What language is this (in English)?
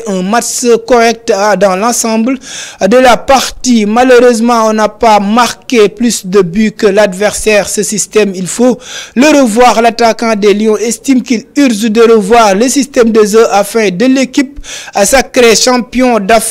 French